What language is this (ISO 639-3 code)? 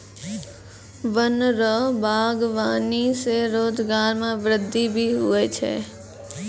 mai